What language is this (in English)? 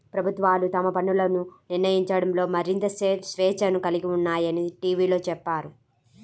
Telugu